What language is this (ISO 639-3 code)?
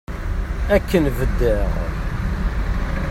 kab